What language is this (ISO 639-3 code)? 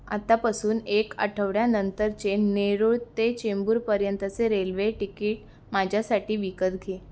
mar